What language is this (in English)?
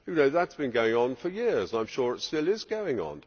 English